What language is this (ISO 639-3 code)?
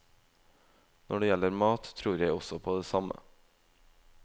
nor